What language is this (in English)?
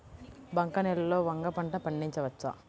Telugu